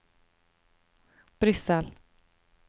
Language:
Norwegian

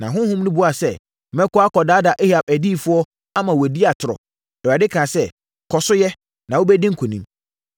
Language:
Akan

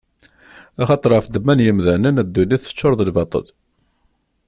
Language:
Kabyle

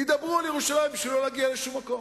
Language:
Hebrew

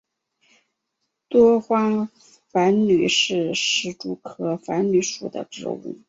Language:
Chinese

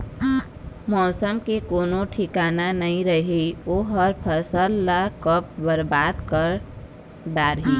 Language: Chhattisgarhi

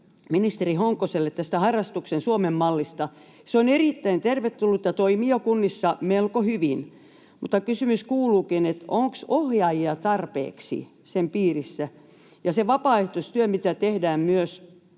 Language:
Finnish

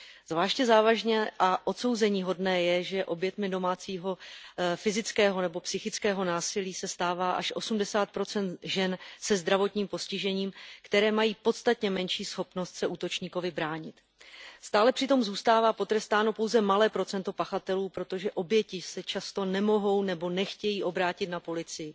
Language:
Czech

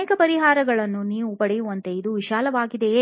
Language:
Kannada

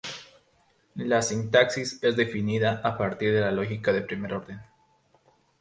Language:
Spanish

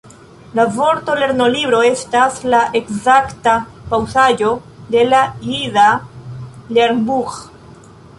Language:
Esperanto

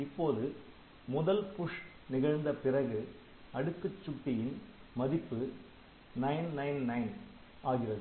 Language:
Tamil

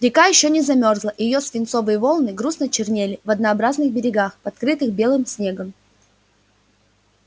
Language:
Russian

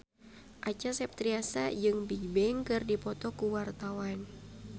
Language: Sundanese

